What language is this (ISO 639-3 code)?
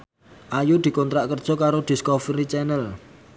jav